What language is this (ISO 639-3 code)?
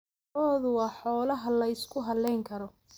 som